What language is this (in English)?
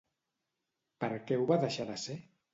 Catalan